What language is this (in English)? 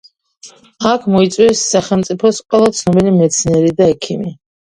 Georgian